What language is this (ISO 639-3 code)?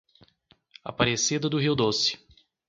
por